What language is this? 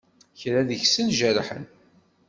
Kabyle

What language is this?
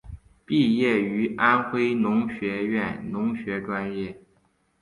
Chinese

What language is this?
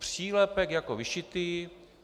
Czech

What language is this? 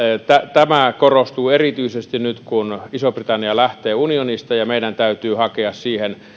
Finnish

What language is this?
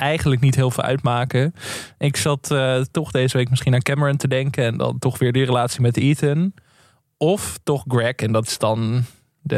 Dutch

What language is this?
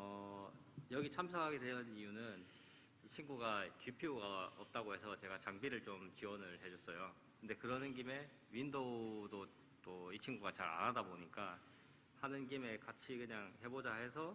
Korean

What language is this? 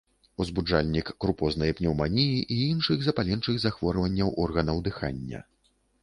Belarusian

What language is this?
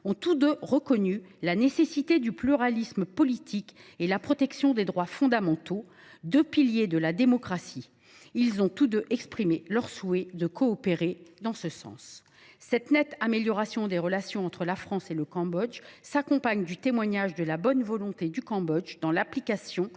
French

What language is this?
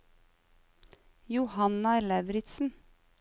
Norwegian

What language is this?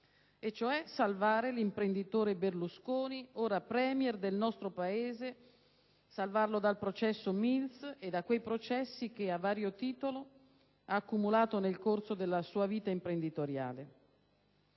Italian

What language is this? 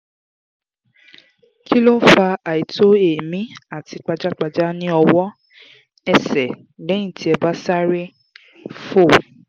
Yoruba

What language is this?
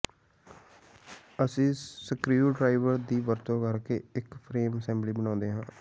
Punjabi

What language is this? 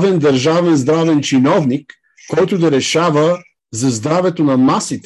Bulgarian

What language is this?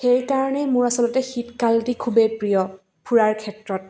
Assamese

